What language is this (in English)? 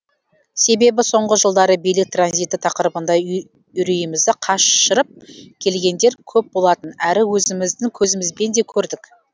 Kazakh